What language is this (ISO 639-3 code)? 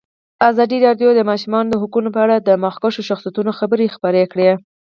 pus